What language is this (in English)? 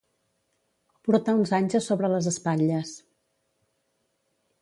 Catalan